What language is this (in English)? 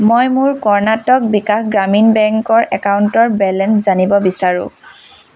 Assamese